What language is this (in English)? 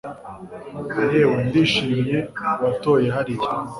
Kinyarwanda